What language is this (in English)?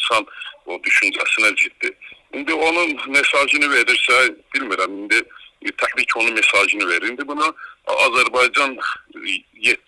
Turkish